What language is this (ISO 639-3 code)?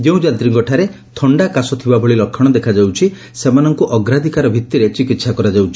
ori